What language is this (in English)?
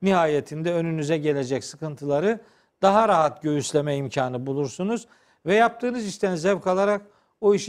Turkish